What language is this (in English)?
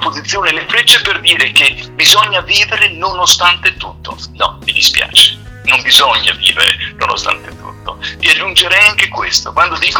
Italian